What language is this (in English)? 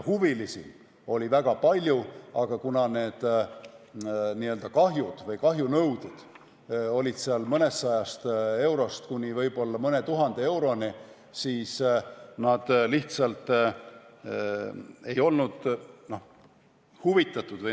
Estonian